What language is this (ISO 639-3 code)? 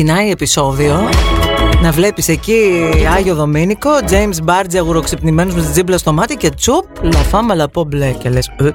ell